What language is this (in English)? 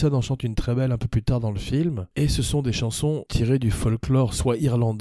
French